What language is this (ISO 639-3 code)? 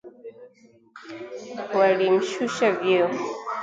swa